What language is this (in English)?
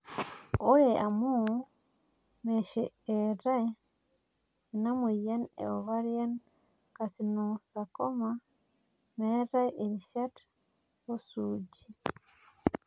Masai